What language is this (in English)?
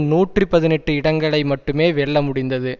Tamil